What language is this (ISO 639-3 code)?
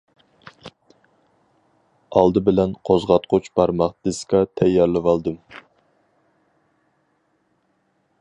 uig